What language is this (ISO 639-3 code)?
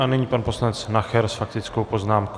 ces